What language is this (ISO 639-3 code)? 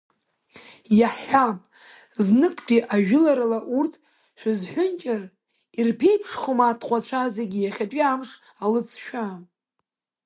abk